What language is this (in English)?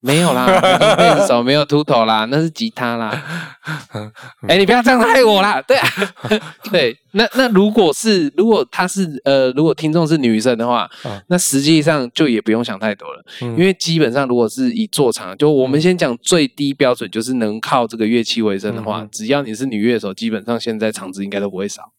Chinese